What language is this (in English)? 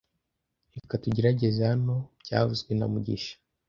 Kinyarwanda